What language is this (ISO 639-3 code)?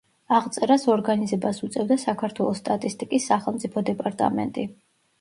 kat